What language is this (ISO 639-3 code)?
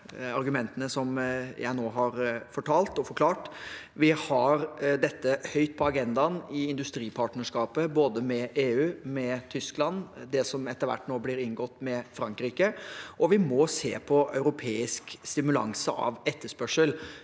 nor